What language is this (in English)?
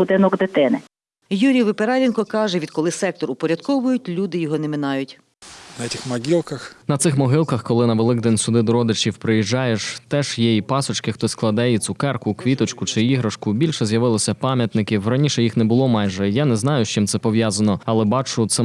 Ukrainian